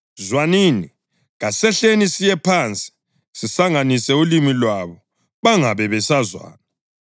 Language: North Ndebele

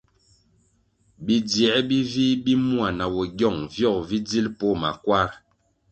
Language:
Kwasio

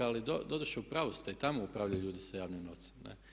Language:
Croatian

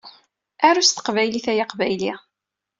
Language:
Kabyle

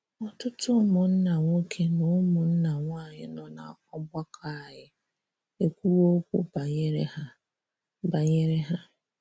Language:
Igbo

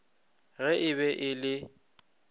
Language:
Northern Sotho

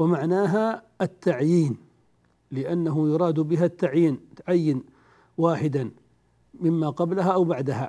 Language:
Arabic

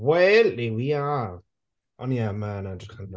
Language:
Welsh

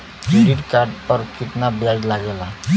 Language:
Bhojpuri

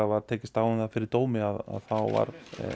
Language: Icelandic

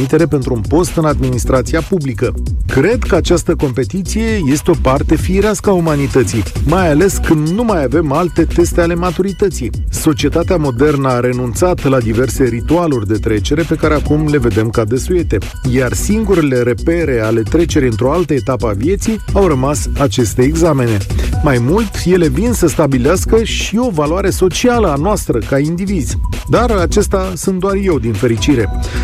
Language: Romanian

